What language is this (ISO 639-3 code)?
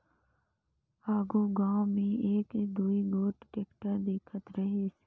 hne